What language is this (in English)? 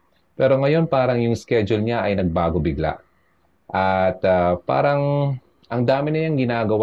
Filipino